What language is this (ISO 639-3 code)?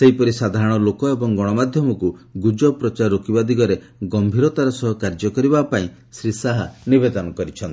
ori